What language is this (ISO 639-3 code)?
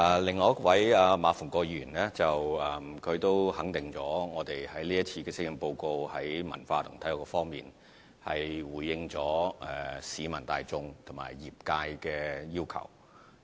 yue